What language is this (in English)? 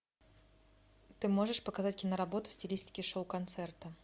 Russian